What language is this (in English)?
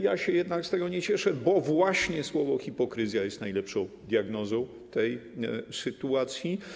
Polish